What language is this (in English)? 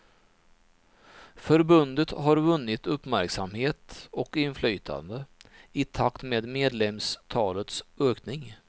Swedish